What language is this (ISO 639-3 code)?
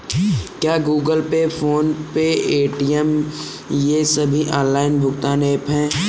hin